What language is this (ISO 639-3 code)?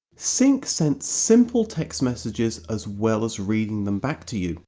eng